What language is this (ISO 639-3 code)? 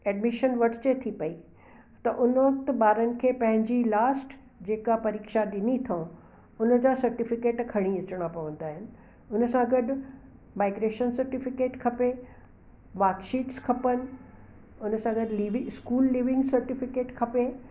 snd